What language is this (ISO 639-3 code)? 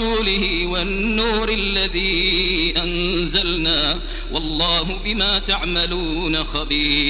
ara